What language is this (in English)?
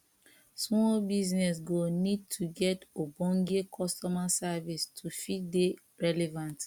Nigerian Pidgin